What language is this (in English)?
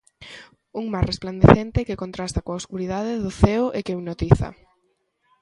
Galician